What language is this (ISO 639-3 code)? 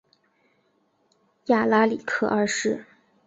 zho